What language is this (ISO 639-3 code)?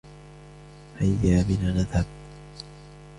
ara